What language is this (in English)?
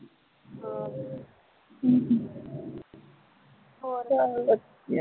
Punjabi